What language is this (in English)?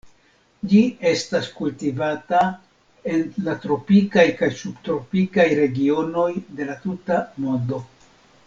Esperanto